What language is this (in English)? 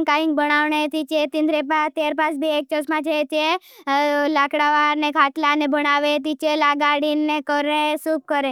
Bhili